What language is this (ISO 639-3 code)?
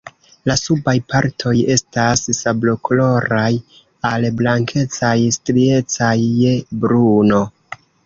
epo